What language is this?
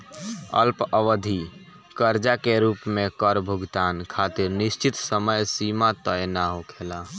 Bhojpuri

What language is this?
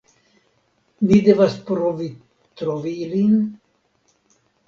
Esperanto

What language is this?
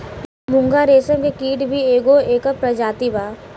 Bhojpuri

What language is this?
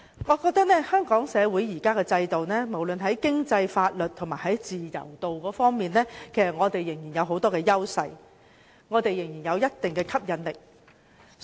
Cantonese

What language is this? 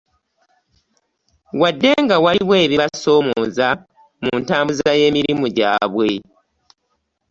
Ganda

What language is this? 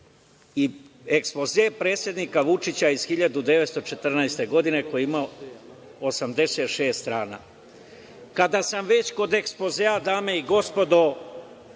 Serbian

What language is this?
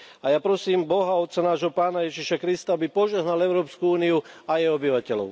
Slovak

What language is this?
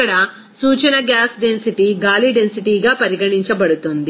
Telugu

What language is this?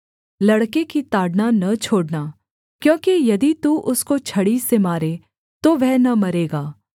Hindi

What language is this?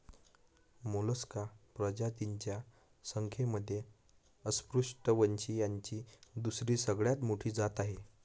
Marathi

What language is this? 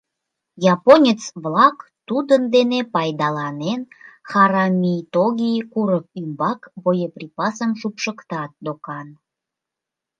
Mari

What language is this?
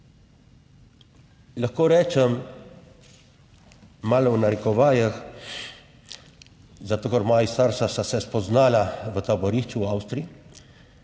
Slovenian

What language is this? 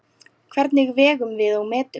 Icelandic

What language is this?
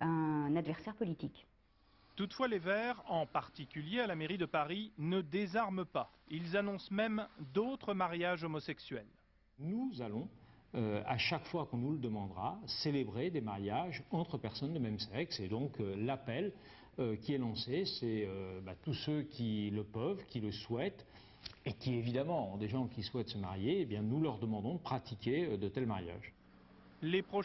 French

